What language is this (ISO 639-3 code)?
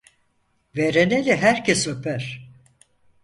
tur